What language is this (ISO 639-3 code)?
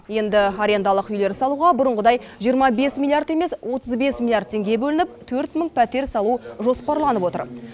kaz